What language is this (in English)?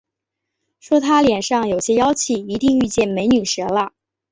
Chinese